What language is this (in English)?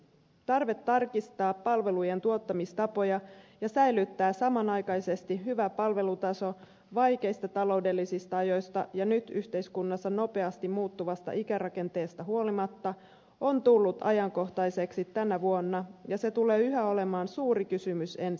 Finnish